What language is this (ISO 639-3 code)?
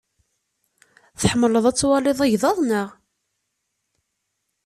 kab